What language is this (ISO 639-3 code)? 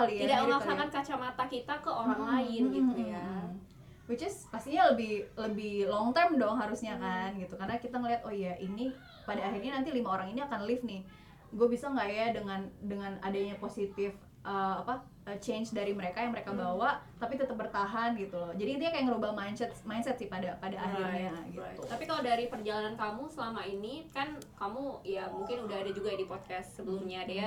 ind